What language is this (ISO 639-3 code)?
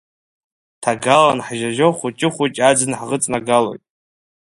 abk